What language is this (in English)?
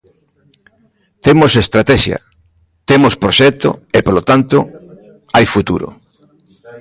Galician